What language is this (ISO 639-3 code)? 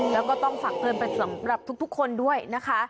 tha